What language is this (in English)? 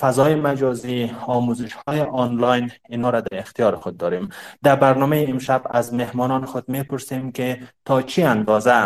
Persian